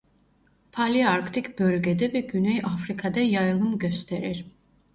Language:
Turkish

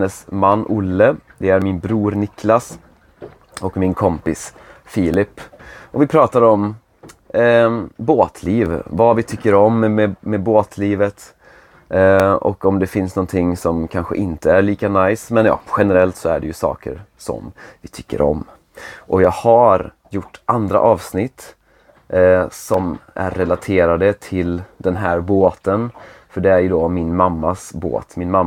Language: Swedish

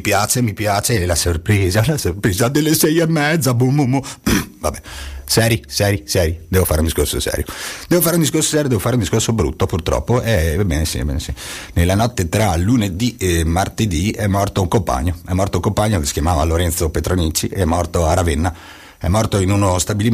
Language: Italian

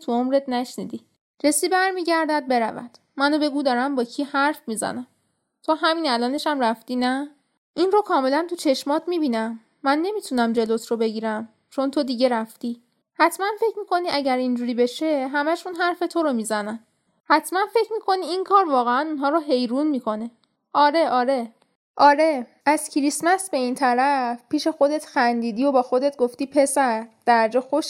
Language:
Persian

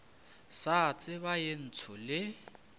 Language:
Northern Sotho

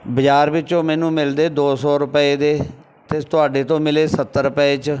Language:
Punjabi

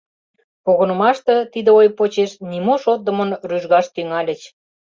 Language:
Mari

